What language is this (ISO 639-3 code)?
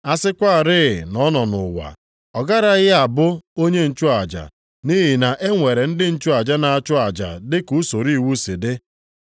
ibo